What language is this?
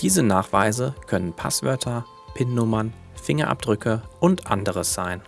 German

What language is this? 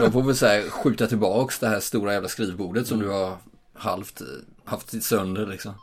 Swedish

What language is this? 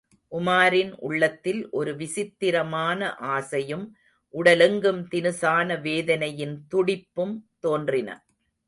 Tamil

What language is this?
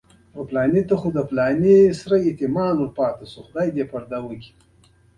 Pashto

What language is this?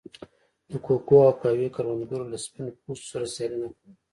Pashto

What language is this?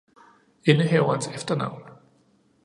Danish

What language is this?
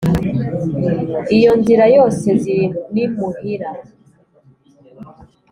Kinyarwanda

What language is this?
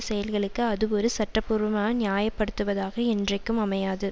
Tamil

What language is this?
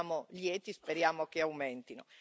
Italian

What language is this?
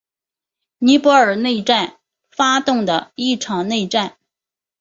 Chinese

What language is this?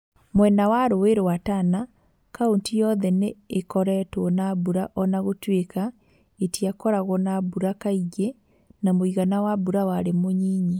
Kikuyu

